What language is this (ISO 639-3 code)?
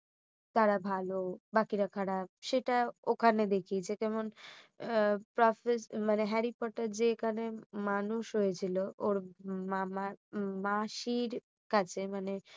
ben